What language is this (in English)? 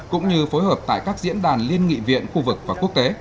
Vietnamese